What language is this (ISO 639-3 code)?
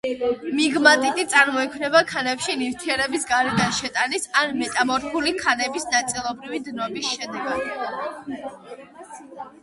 kat